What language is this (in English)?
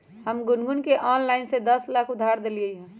Magahi